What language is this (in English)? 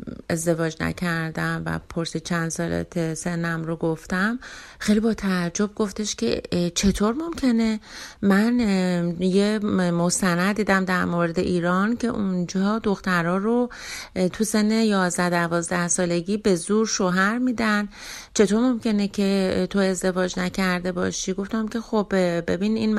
Persian